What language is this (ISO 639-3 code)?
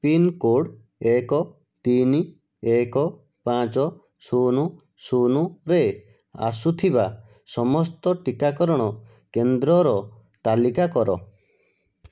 ori